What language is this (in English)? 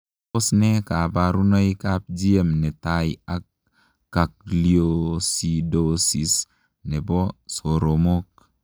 Kalenjin